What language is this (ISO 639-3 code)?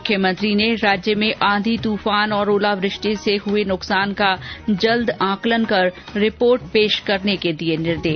hin